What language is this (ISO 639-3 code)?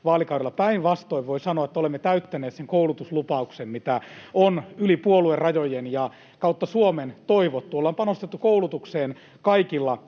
fin